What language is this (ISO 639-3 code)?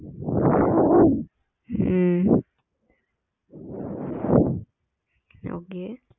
tam